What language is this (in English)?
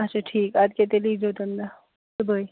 Kashmiri